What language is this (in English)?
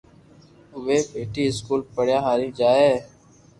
Loarki